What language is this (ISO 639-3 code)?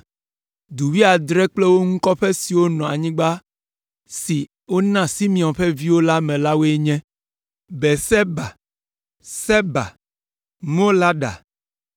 ewe